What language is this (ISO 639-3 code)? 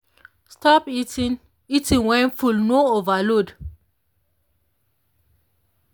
pcm